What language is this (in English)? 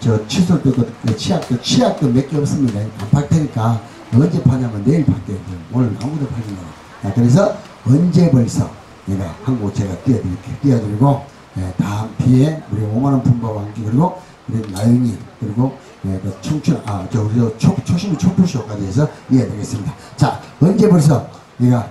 Korean